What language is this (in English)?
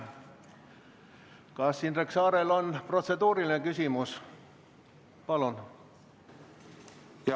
Estonian